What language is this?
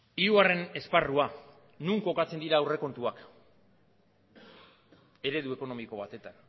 Basque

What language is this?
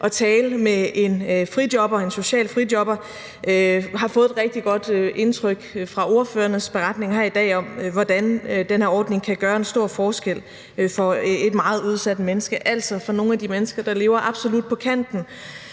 Danish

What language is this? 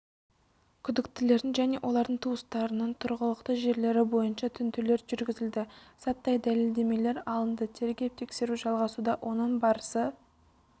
Kazakh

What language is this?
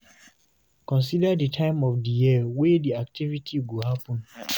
Nigerian Pidgin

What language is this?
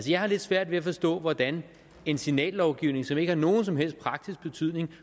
Danish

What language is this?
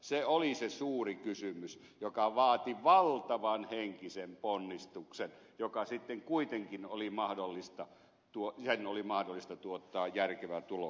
Finnish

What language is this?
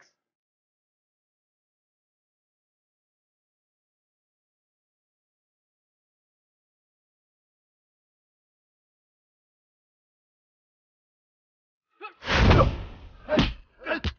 Indonesian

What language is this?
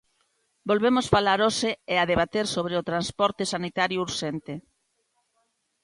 Galician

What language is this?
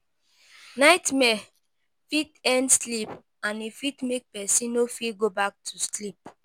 Nigerian Pidgin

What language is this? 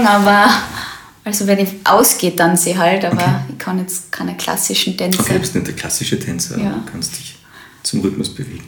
German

